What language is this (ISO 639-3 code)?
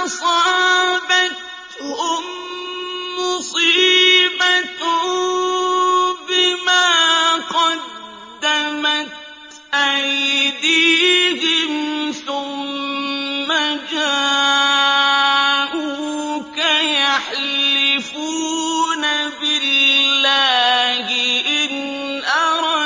ara